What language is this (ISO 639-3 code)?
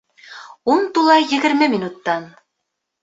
bak